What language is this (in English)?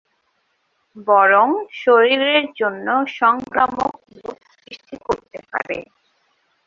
Bangla